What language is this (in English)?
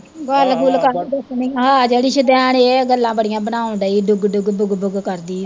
Punjabi